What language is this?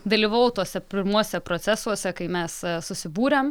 Lithuanian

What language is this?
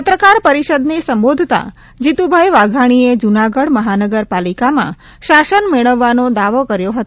Gujarati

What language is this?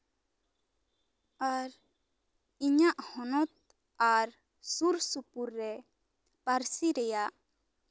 Santali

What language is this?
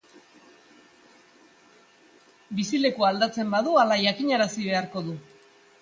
Basque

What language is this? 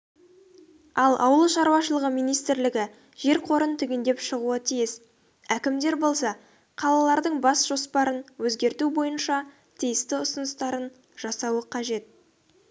Kazakh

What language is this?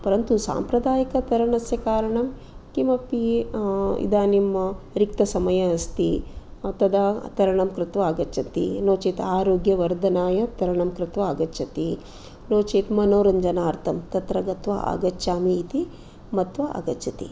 Sanskrit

